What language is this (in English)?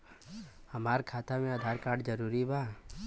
Bhojpuri